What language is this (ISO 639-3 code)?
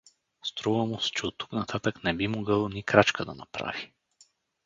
bul